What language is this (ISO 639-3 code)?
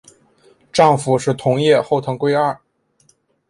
zho